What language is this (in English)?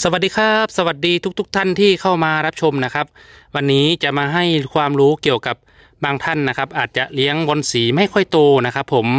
Thai